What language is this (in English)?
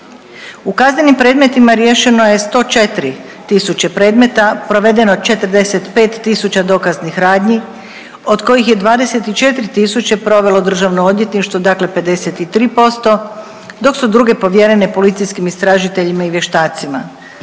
Croatian